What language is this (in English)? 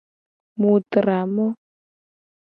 Gen